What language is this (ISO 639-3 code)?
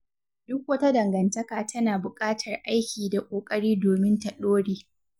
hau